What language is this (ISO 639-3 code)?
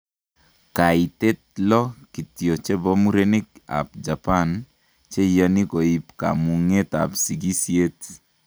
kln